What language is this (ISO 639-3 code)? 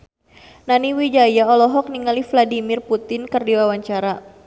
sun